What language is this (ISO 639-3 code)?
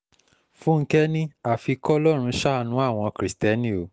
yor